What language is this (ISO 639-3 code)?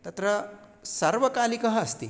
san